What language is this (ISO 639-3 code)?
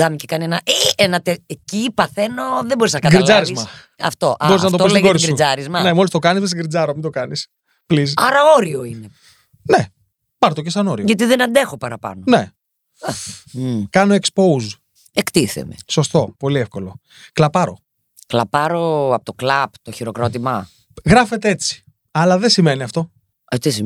ell